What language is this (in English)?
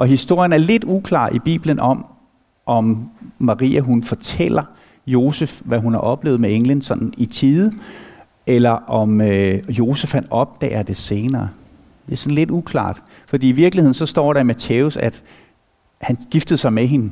Danish